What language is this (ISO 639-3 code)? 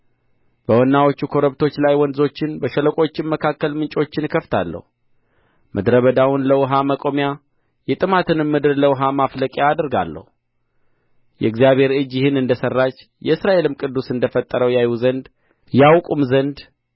amh